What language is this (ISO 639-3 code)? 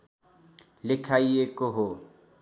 nep